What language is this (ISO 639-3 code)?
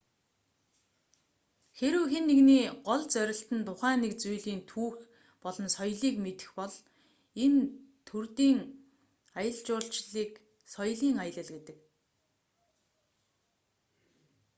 mon